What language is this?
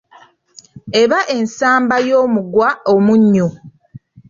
Ganda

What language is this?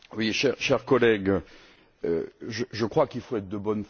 French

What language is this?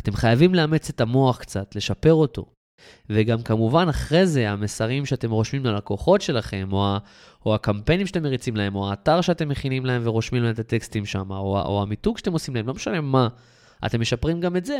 Hebrew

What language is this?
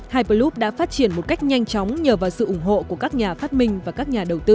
Vietnamese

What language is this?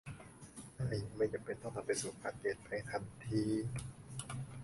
Thai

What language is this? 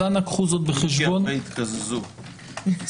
Hebrew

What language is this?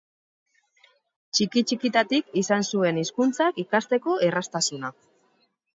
Basque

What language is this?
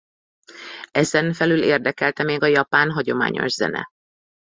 Hungarian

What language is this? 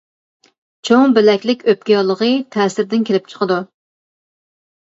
Uyghur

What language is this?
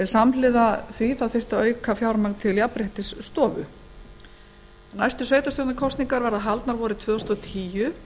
Icelandic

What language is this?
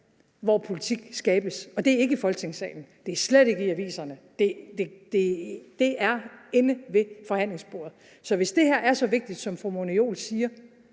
Danish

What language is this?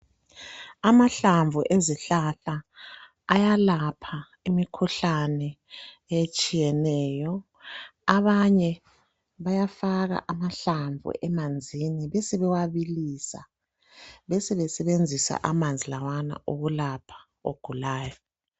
North Ndebele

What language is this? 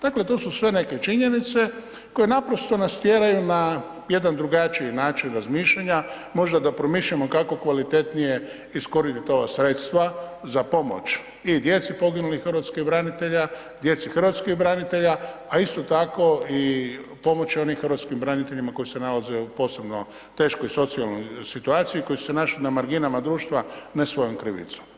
Croatian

